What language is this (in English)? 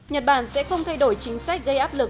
Vietnamese